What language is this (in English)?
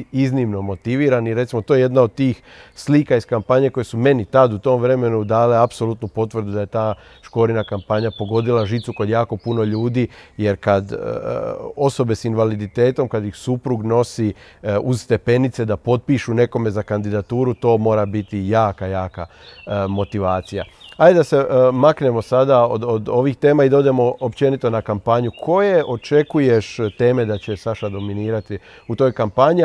Croatian